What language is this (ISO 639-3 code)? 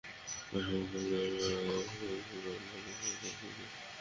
ben